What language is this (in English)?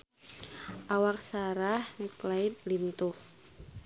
Sundanese